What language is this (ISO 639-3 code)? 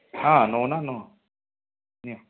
ori